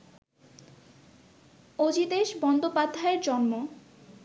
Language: Bangla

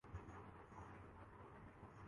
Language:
Urdu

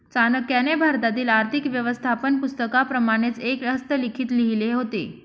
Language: Marathi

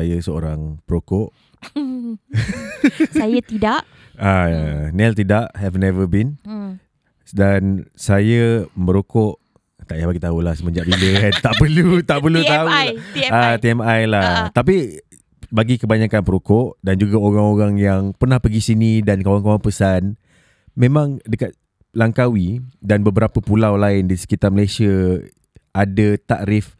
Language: Malay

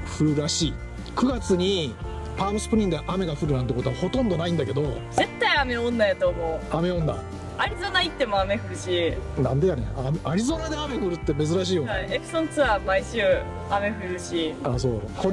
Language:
Japanese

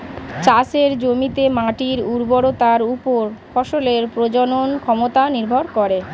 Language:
Bangla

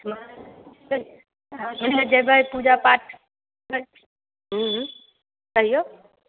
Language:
Maithili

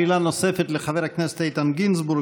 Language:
Hebrew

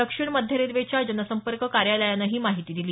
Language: Marathi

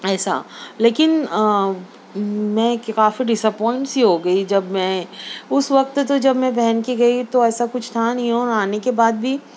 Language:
Urdu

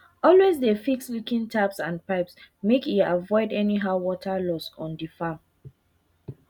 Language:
Nigerian Pidgin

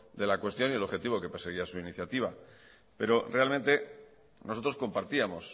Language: Spanish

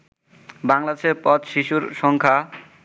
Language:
Bangla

